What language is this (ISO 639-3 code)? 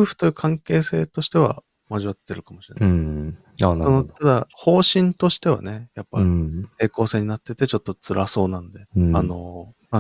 jpn